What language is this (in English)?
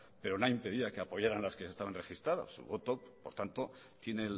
Spanish